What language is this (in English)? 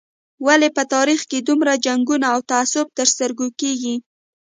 Pashto